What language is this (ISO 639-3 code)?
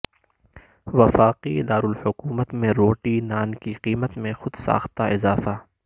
urd